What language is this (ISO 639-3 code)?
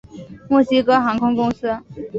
zho